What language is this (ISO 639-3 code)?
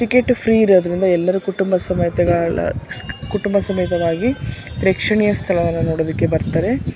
kan